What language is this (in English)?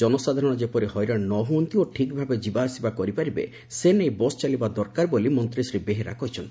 Odia